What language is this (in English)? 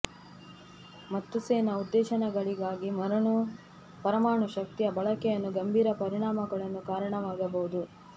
Kannada